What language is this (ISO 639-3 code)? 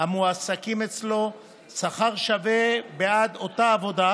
heb